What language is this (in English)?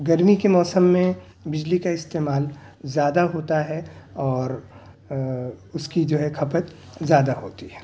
Urdu